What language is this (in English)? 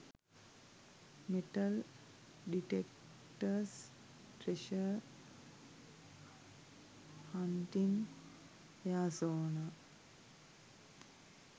Sinhala